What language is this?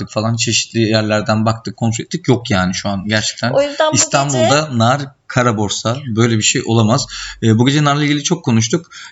Turkish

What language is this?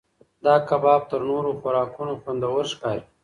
Pashto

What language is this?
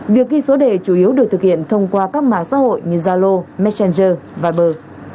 Vietnamese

